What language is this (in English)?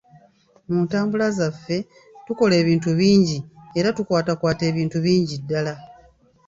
Ganda